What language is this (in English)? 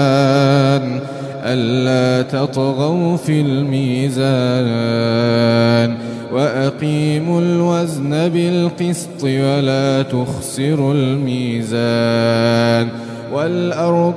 Arabic